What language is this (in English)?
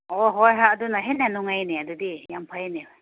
Manipuri